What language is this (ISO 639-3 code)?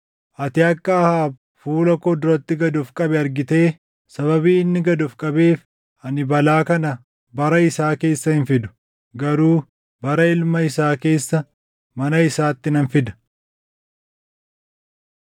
orm